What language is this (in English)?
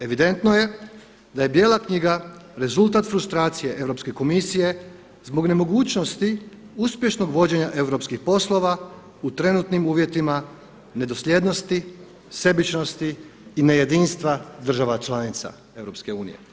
Croatian